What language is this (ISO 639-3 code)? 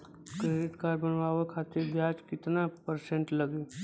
bho